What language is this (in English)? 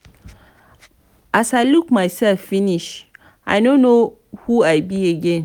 Nigerian Pidgin